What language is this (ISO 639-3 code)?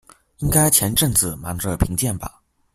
zho